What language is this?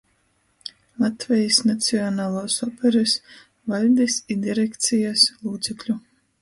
Latgalian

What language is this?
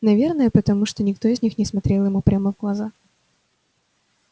Russian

